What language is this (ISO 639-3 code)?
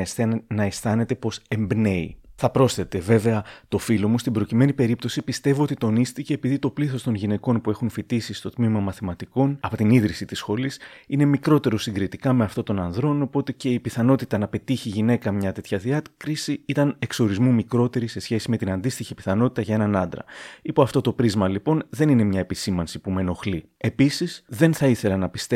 ell